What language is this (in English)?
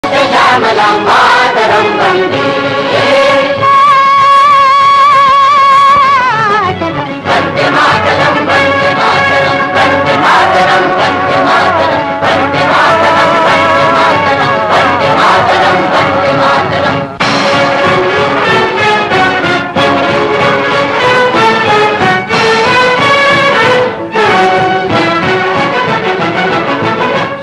Hindi